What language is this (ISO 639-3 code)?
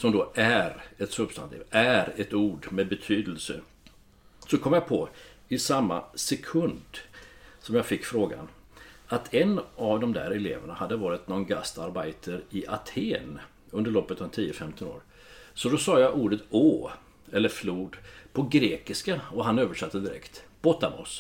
swe